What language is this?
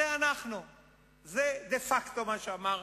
Hebrew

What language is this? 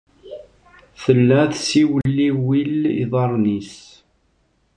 Kabyle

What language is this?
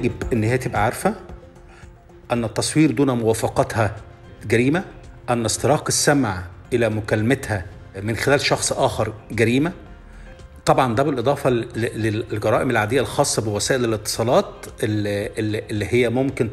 Arabic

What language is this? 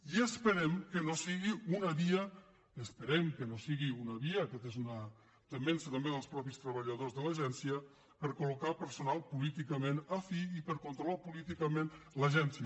Catalan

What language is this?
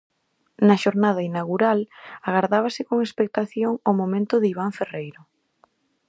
Galician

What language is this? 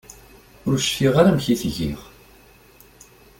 Kabyle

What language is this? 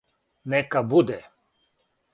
Serbian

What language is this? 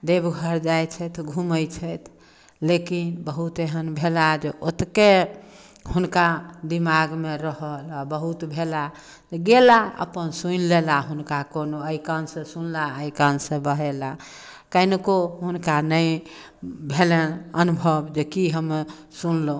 Maithili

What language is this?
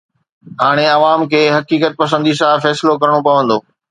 Sindhi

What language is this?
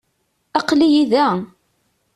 Kabyle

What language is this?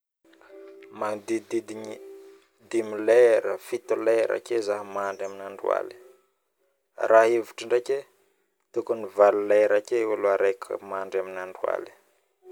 Northern Betsimisaraka Malagasy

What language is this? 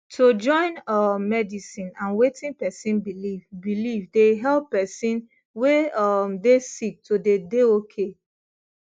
Nigerian Pidgin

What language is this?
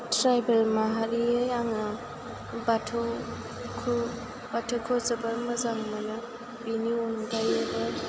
Bodo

